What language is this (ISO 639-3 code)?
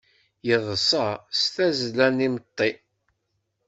kab